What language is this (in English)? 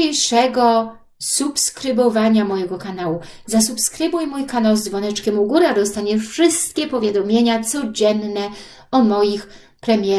Polish